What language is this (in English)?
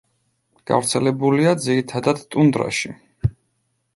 Georgian